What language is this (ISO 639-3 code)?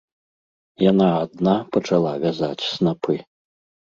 bel